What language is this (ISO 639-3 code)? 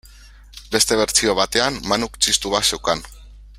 eus